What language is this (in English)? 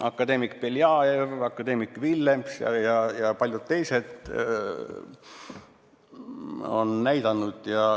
Estonian